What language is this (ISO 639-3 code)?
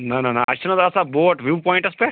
kas